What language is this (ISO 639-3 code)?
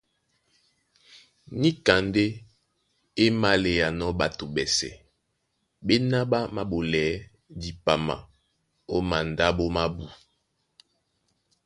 dua